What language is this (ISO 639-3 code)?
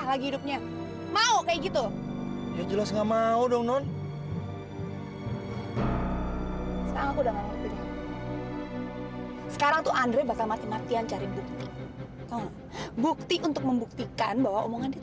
ind